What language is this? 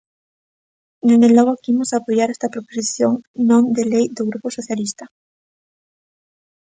Galician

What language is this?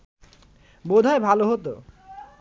Bangla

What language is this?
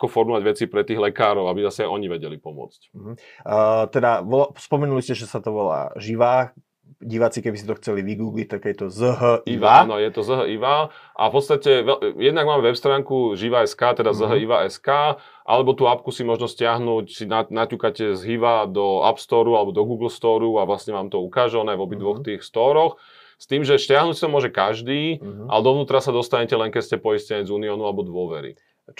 Slovak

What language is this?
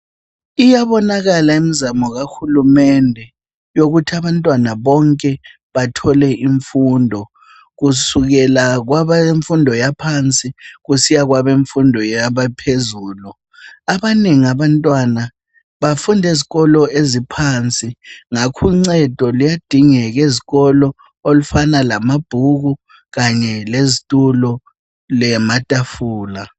North Ndebele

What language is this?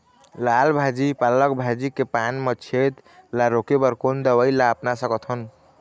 Chhattisgarhi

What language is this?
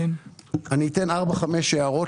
Hebrew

